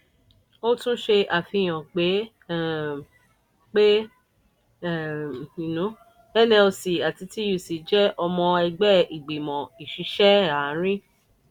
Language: Yoruba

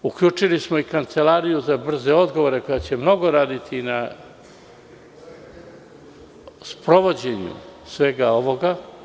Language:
Serbian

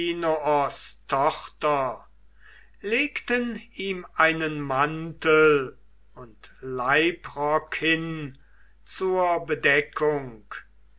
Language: German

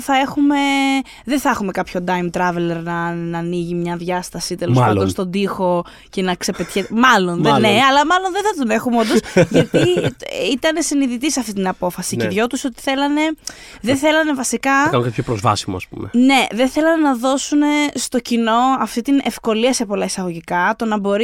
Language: Greek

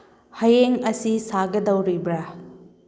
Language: Manipuri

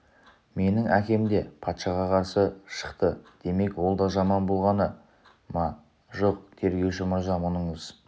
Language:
Kazakh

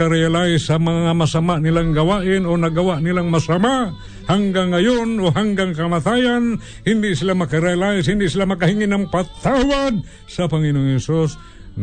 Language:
Filipino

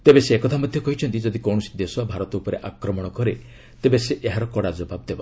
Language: Odia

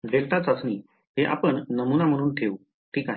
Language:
Marathi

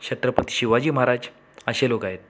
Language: Marathi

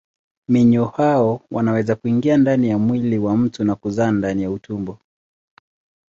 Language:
Swahili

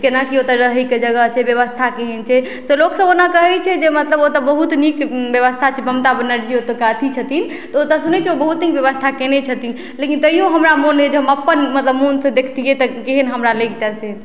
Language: Maithili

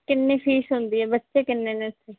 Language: Punjabi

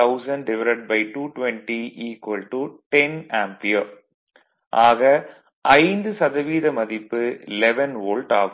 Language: Tamil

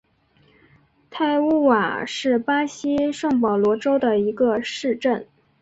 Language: Chinese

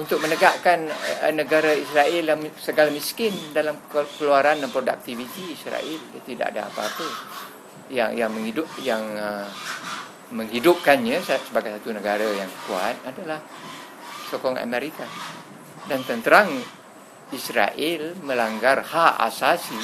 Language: Malay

